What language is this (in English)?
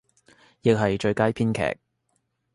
Cantonese